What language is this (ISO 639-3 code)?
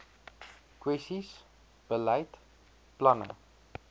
afr